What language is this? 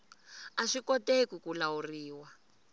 Tsonga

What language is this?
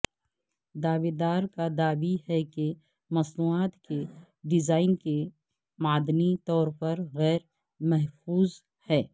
Urdu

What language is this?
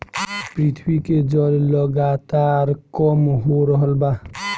Bhojpuri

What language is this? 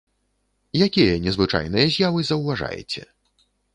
Belarusian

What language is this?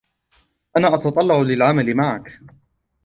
Arabic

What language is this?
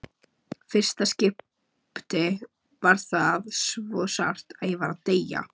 Icelandic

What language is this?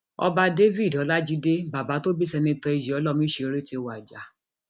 Yoruba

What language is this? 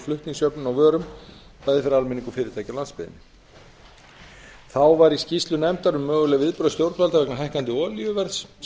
Icelandic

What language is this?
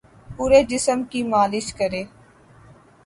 Urdu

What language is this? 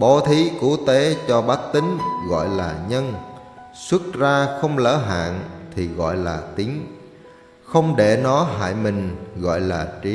Vietnamese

